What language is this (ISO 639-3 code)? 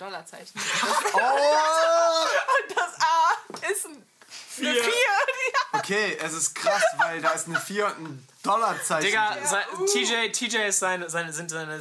deu